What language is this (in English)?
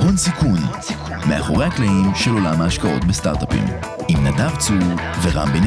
Hebrew